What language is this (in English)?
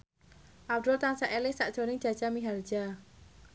Javanese